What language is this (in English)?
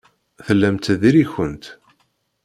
Kabyle